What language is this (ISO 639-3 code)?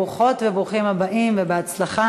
heb